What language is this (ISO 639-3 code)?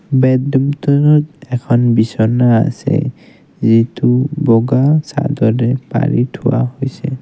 asm